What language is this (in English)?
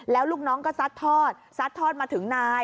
Thai